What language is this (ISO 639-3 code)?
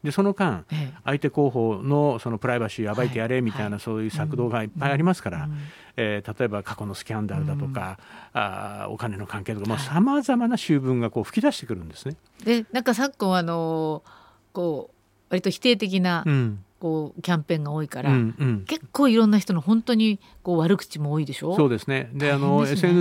jpn